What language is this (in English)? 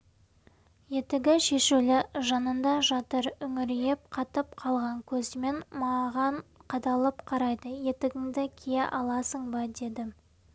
Kazakh